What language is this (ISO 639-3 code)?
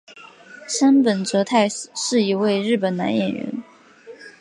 zho